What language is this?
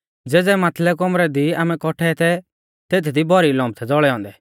Mahasu Pahari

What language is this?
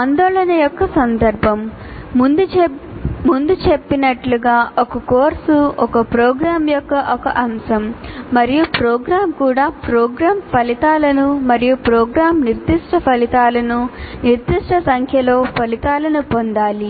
Telugu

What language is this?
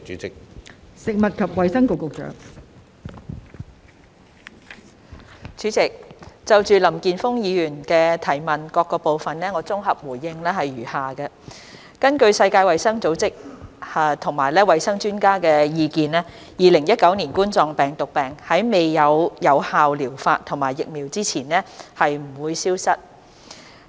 Cantonese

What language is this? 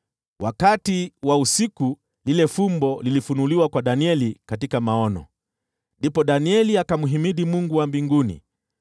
Swahili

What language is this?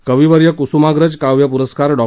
Marathi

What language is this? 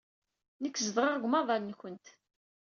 Kabyle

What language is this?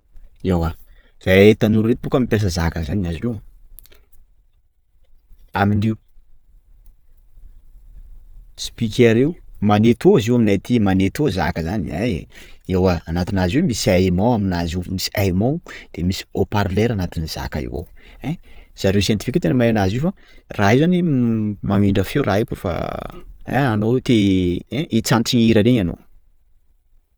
Sakalava Malagasy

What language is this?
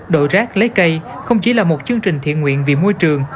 Vietnamese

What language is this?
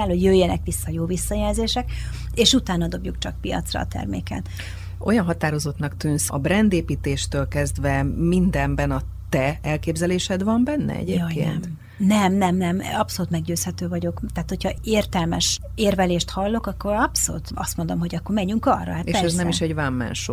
Hungarian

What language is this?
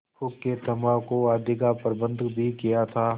Hindi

